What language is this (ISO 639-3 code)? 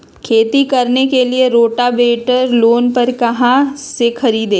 mag